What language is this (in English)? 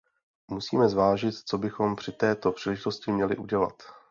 Czech